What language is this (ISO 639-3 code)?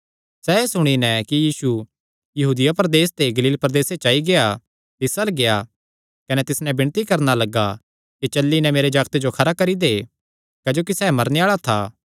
xnr